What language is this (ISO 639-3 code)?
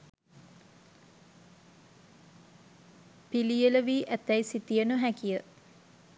sin